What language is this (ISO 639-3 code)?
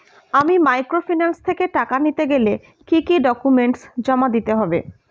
ben